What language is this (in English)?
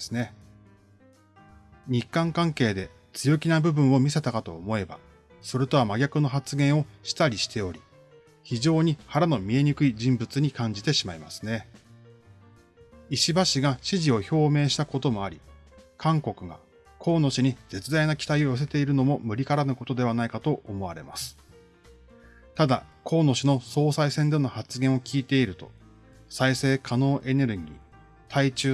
Japanese